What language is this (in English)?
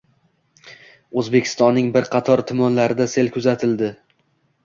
Uzbek